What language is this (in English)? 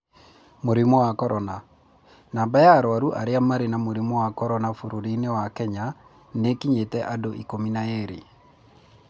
Kikuyu